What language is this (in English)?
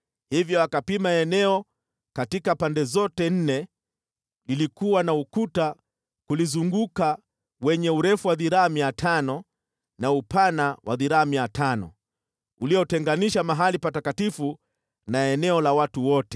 Swahili